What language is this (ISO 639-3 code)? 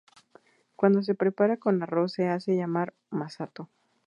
spa